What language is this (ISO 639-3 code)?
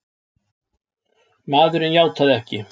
isl